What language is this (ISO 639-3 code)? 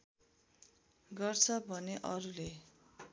nep